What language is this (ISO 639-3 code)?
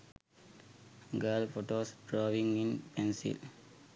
sin